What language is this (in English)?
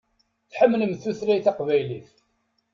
Kabyle